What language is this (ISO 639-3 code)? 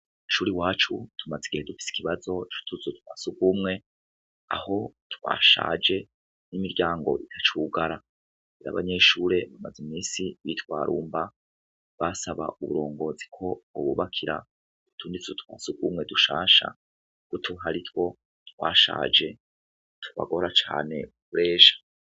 run